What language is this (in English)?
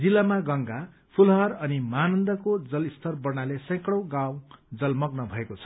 Nepali